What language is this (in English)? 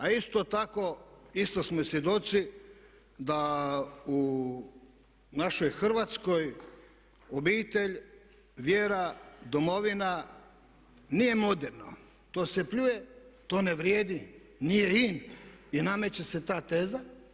Croatian